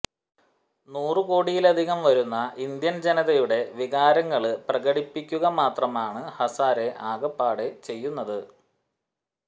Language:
Malayalam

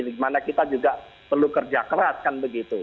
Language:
Indonesian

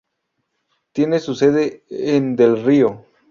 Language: Spanish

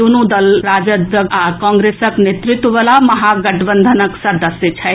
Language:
Maithili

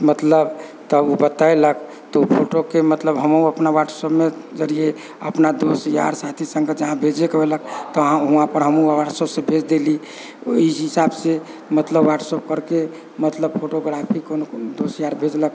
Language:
Maithili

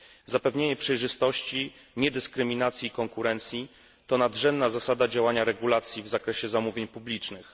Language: Polish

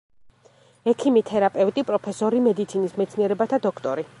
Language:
Georgian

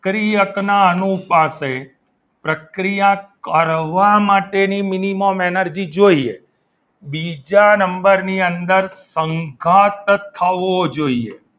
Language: Gujarati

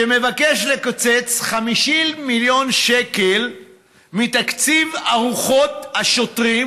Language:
Hebrew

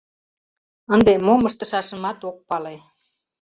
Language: Mari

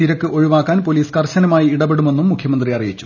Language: Malayalam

